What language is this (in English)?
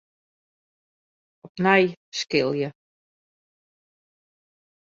Western Frisian